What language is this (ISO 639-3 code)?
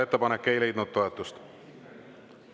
est